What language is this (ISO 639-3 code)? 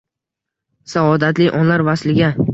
uzb